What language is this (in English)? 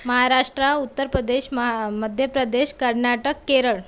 Marathi